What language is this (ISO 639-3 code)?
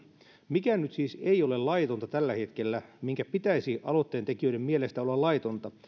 fin